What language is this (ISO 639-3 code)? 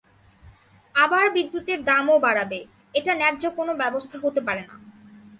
ben